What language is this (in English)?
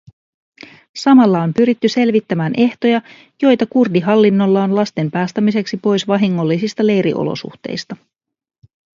Finnish